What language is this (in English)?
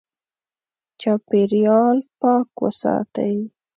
Pashto